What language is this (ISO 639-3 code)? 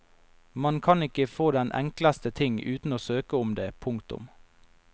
nor